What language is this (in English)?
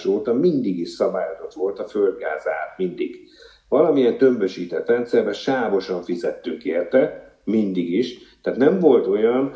Hungarian